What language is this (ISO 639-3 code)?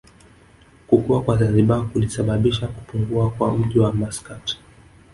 swa